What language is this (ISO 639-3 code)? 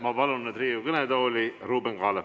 est